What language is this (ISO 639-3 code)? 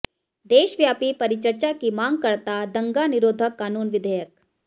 hin